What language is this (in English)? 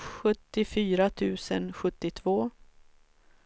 Swedish